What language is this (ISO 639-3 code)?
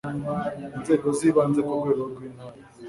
kin